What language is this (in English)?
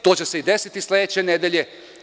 Serbian